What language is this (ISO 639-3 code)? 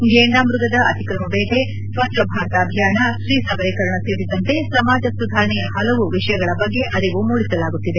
kan